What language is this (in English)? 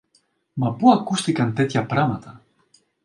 Greek